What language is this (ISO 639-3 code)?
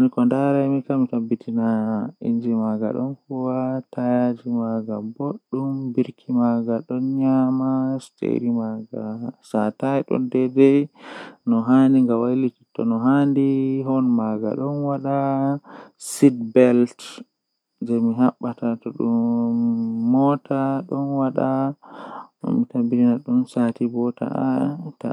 fuh